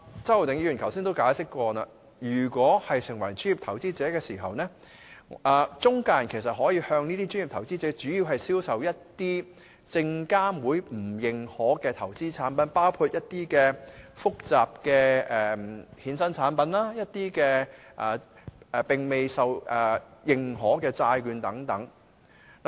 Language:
Cantonese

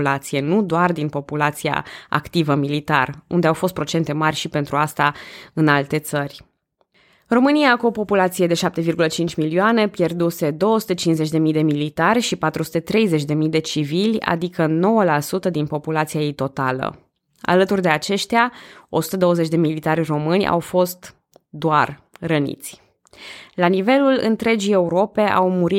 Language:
Romanian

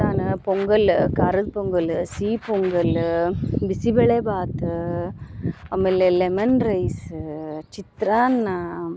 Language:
Kannada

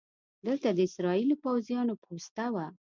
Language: Pashto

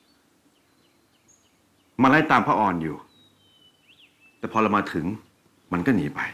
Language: Thai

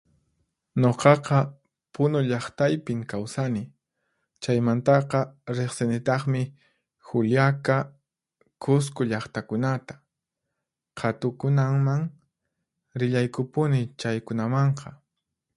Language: Puno Quechua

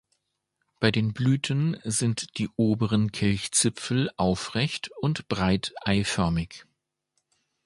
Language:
German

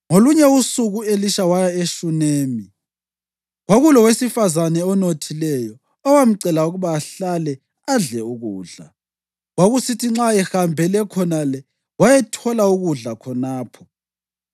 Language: North Ndebele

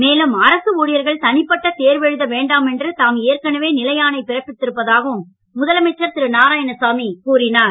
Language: Tamil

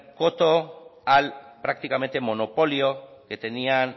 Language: Spanish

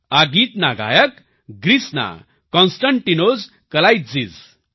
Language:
Gujarati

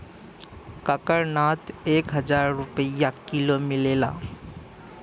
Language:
Bhojpuri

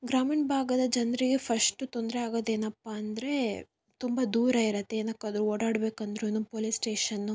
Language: Kannada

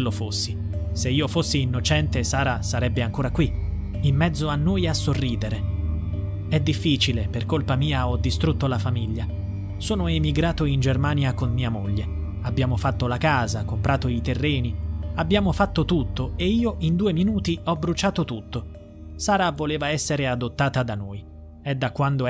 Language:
Italian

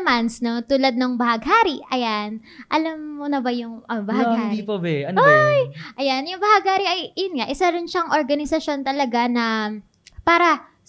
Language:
Filipino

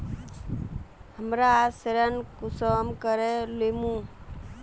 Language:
Magahi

